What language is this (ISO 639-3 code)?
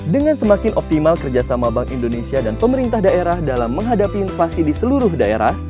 ind